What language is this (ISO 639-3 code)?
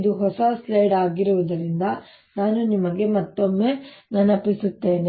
kan